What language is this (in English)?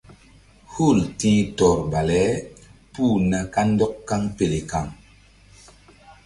Mbum